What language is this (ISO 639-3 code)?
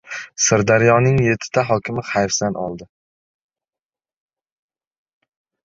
uzb